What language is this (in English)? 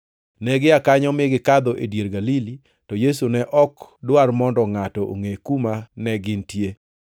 Luo (Kenya and Tanzania)